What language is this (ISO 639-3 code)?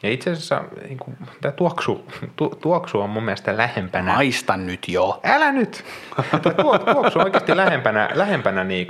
fin